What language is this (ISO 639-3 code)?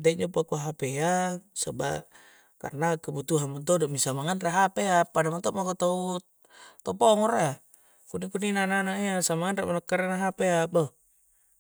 kjc